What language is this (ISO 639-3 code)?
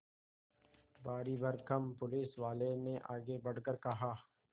hin